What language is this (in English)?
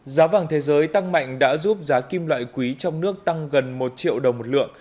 Vietnamese